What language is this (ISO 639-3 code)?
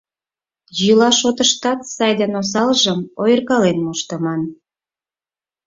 chm